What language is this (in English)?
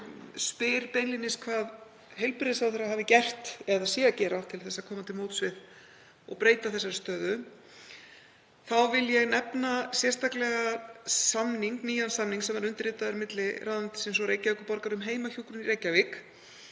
Icelandic